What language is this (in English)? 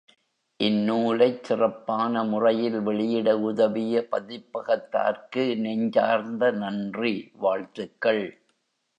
Tamil